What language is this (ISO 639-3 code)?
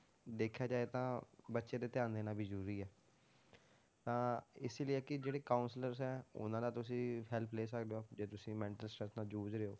pan